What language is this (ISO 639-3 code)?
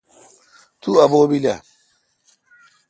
xka